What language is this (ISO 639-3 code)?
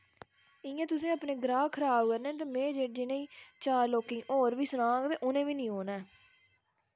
doi